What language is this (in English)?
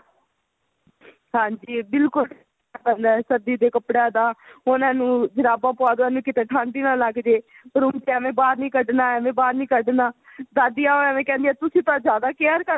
Punjabi